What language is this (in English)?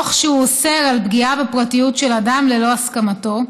Hebrew